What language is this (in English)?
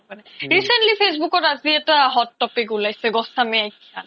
Assamese